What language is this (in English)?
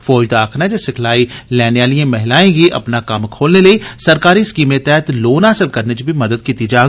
Dogri